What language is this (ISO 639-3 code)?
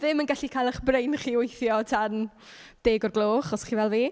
cym